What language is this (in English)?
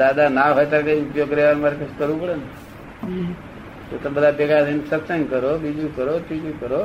Gujarati